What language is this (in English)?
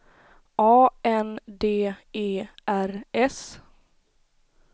Swedish